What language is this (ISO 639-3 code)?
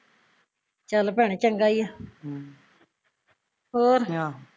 pan